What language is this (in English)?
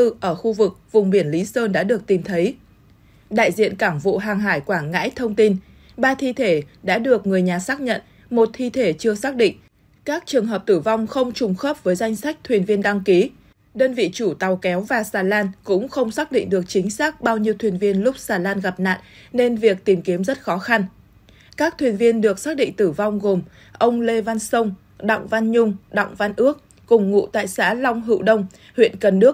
Vietnamese